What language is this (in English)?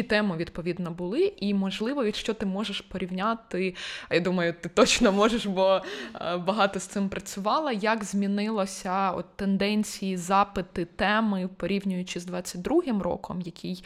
Ukrainian